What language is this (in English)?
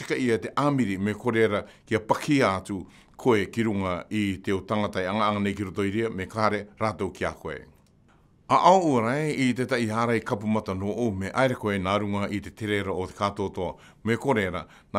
Dutch